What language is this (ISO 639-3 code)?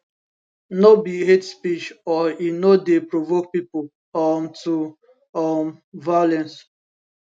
pcm